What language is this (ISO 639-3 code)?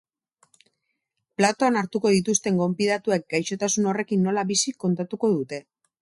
eus